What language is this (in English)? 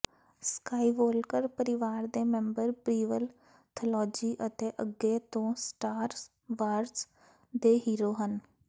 Punjabi